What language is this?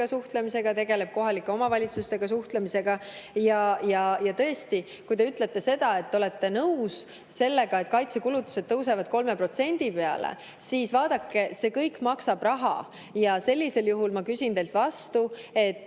Estonian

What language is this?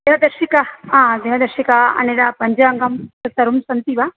Sanskrit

